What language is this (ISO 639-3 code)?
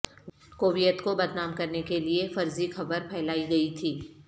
urd